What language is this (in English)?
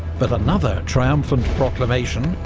English